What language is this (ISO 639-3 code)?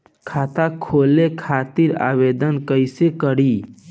bho